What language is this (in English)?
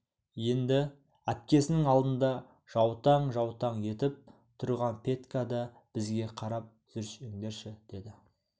Kazakh